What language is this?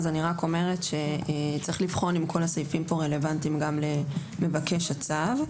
Hebrew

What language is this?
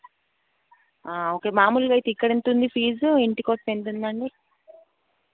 Telugu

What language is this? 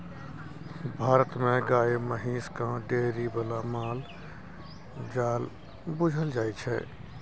Maithili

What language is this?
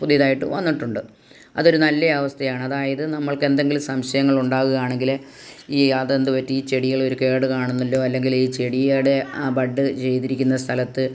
Malayalam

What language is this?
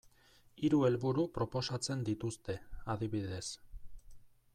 Basque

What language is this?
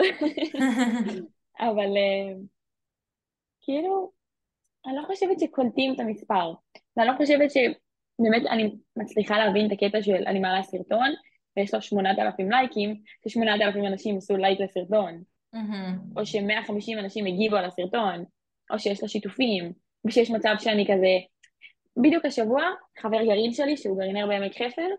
Hebrew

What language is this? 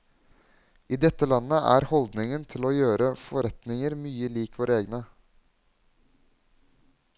Norwegian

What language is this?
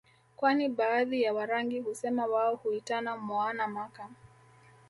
Swahili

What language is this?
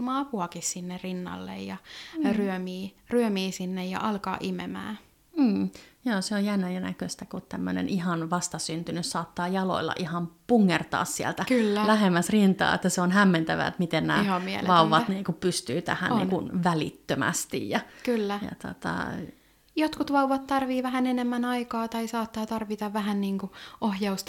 Finnish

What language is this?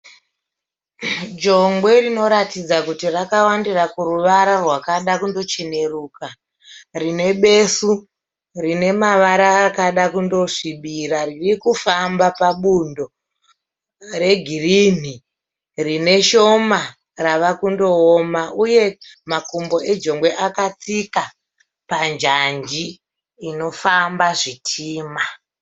Shona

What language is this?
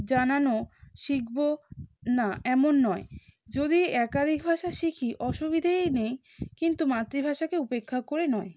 Bangla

